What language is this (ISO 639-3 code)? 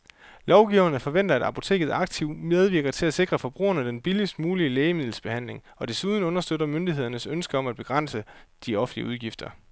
dan